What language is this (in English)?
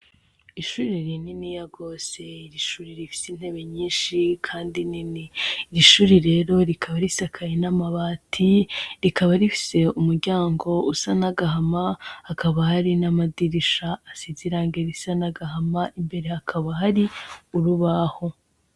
Rundi